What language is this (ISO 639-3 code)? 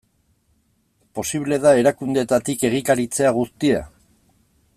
eus